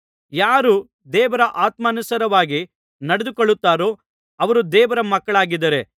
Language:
Kannada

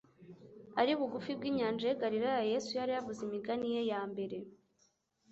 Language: Kinyarwanda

